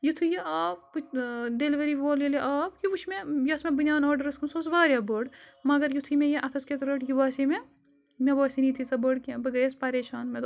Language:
Kashmiri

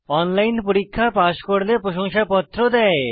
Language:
Bangla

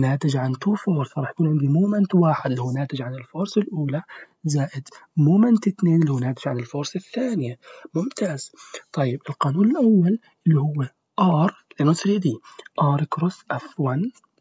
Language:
Arabic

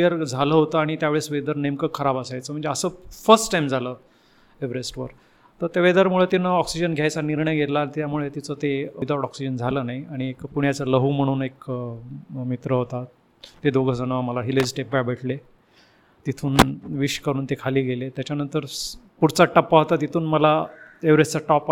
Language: Marathi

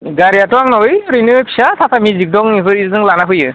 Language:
Bodo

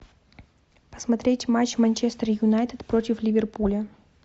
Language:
Russian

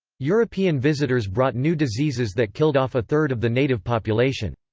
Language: English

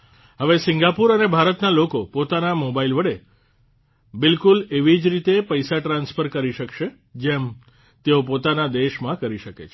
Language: Gujarati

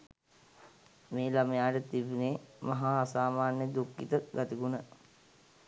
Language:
Sinhala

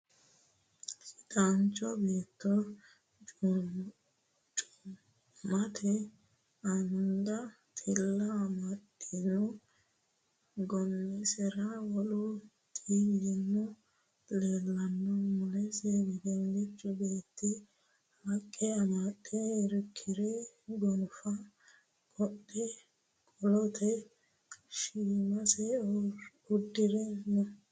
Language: Sidamo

